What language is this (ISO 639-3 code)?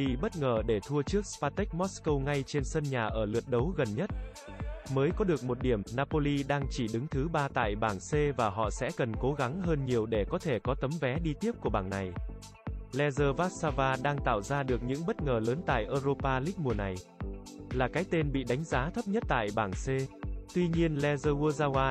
vie